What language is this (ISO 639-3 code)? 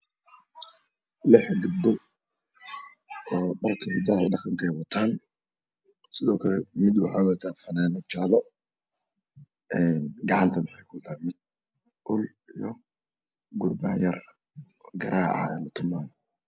som